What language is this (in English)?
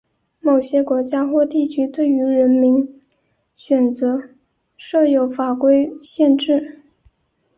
Chinese